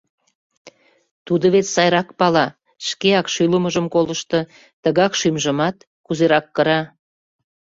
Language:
Mari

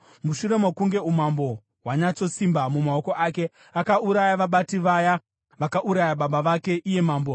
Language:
Shona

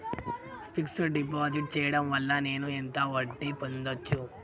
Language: Telugu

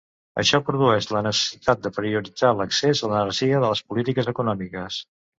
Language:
Catalan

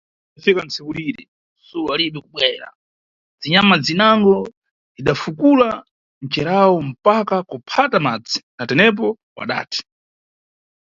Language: Nyungwe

